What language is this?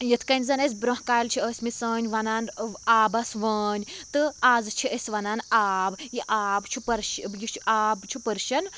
Kashmiri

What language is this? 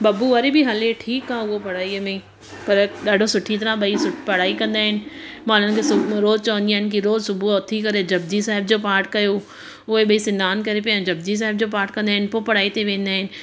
Sindhi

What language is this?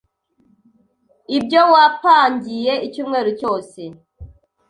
Kinyarwanda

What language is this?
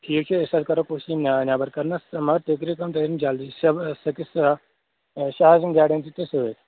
Kashmiri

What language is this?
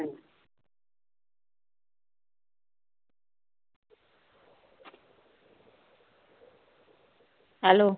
Punjabi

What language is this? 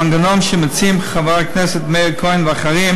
Hebrew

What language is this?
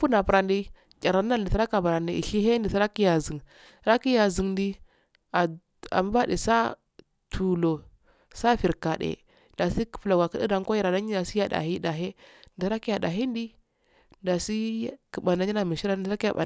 Afade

